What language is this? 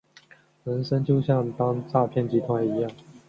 Chinese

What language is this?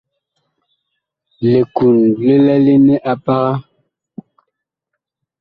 Bakoko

